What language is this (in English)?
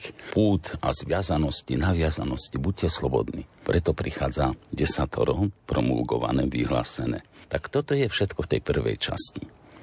Slovak